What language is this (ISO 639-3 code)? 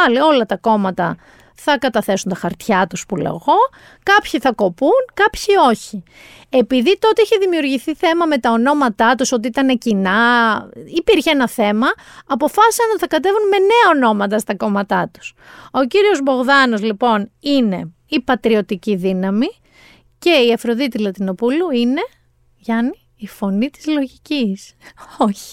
ell